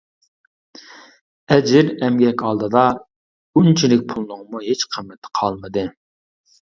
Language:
Uyghur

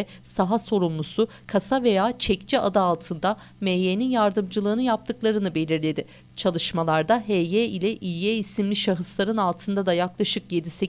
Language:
Turkish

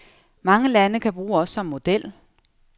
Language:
Danish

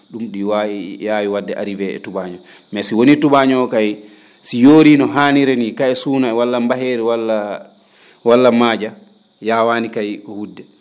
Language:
Fula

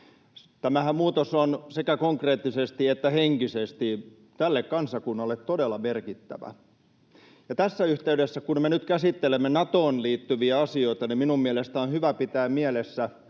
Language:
Finnish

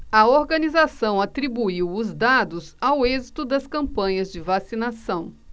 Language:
Portuguese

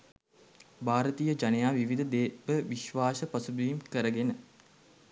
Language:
Sinhala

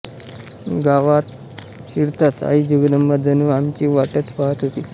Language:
Marathi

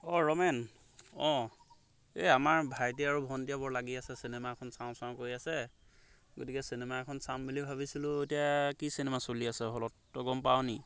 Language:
Assamese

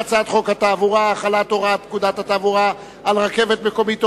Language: Hebrew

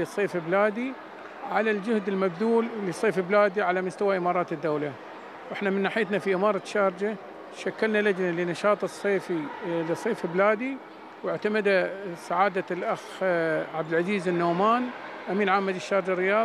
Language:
Arabic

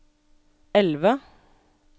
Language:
Norwegian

